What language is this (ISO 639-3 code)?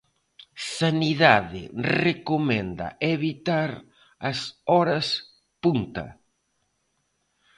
glg